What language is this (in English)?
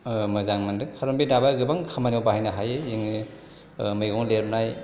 Bodo